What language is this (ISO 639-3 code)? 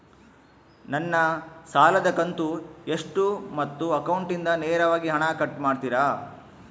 kan